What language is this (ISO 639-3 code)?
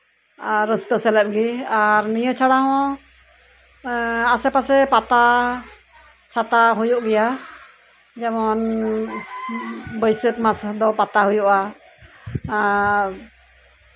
sat